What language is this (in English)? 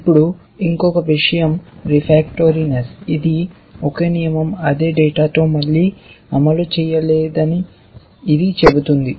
Telugu